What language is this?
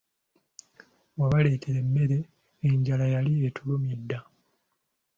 Ganda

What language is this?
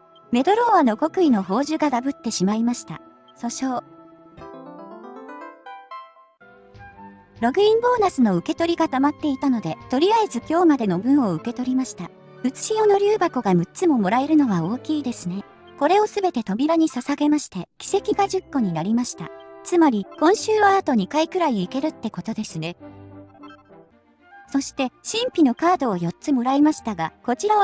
Japanese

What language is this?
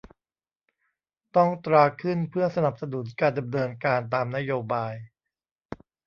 Thai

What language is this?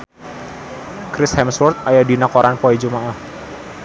Sundanese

